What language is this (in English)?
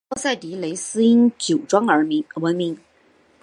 Chinese